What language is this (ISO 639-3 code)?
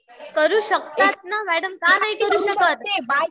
mar